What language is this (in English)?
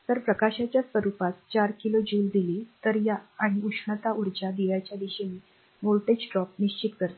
Marathi